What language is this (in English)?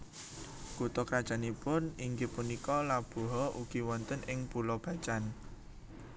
Javanese